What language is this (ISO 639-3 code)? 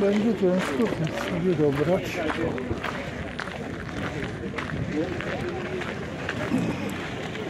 pol